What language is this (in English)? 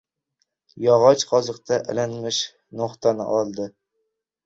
Uzbek